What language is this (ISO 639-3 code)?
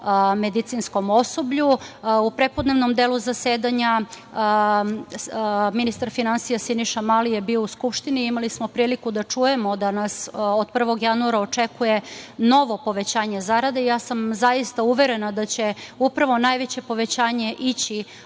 srp